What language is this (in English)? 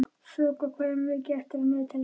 Icelandic